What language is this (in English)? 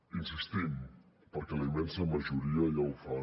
Catalan